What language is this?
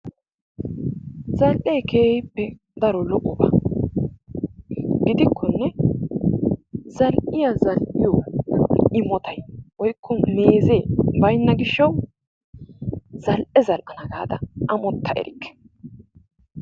Wolaytta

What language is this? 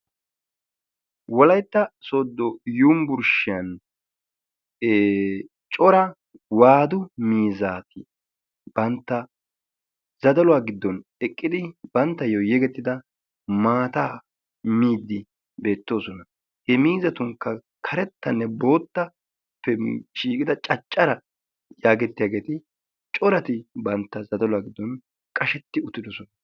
Wolaytta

